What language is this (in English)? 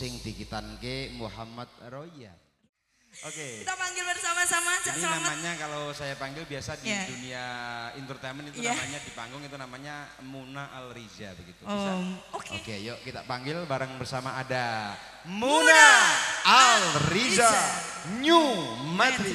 Indonesian